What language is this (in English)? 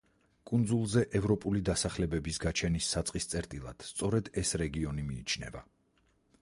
Georgian